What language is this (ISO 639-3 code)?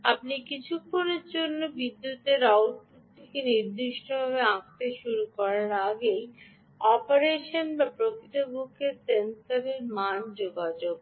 ben